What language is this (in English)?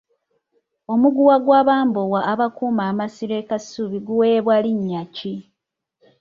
Ganda